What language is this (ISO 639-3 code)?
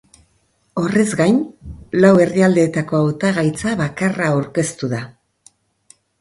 eus